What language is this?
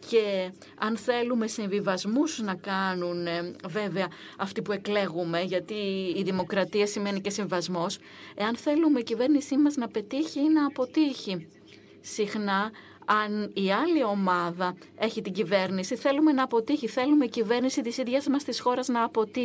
Greek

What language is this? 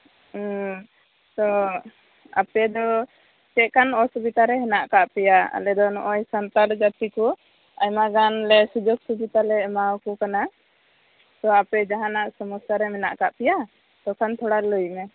Santali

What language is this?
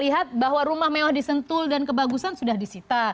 Indonesian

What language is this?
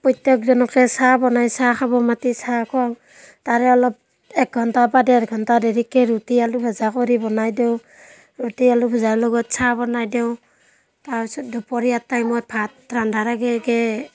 Assamese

